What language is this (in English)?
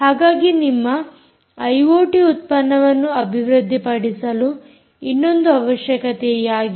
Kannada